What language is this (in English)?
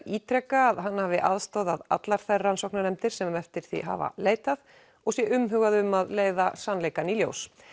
Icelandic